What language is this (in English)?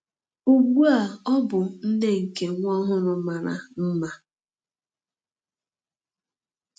Igbo